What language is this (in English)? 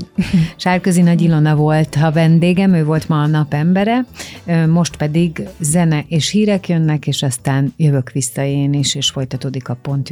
Hungarian